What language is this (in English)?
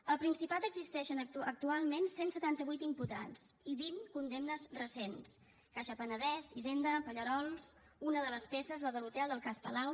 Catalan